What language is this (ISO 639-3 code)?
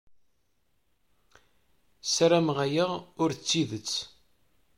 kab